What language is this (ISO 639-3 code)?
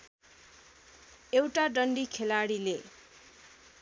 nep